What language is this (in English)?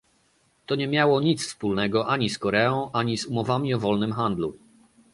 Polish